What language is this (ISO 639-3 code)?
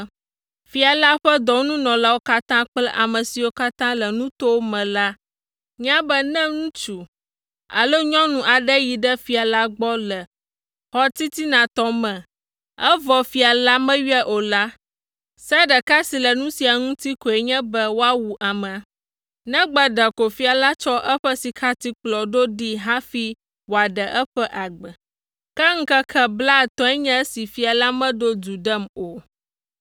ewe